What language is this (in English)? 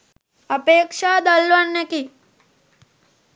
Sinhala